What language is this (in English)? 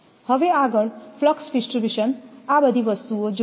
Gujarati